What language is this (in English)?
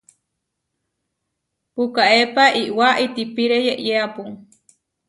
Huarijio